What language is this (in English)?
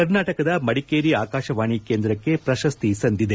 Kannada